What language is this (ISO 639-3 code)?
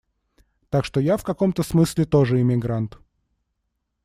rus